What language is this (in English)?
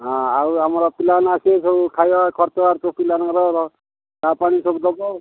Odia